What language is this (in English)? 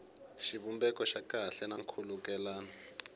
Tsonga